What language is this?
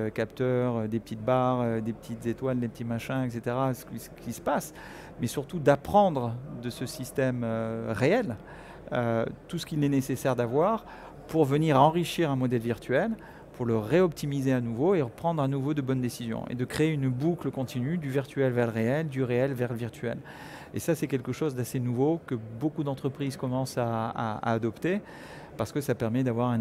French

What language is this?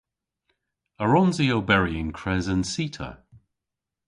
Cornish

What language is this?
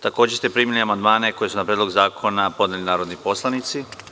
Serbian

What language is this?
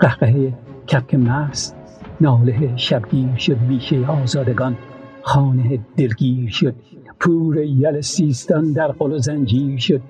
Persian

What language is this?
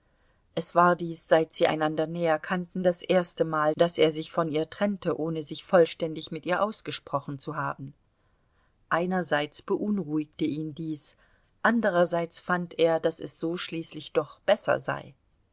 German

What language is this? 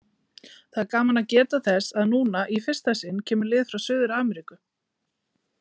Icelandic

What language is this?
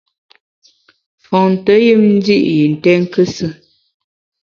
Bamun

